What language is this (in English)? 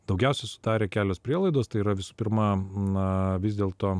Lithuanian